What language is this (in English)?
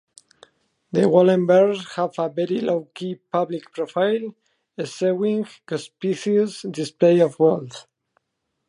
English